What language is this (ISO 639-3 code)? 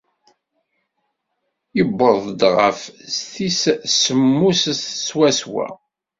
kab